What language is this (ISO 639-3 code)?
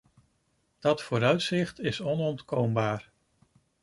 nld